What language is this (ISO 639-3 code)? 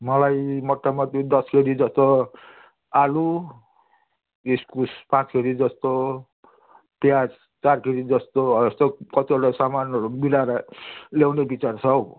nep